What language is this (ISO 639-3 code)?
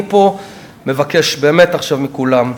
heb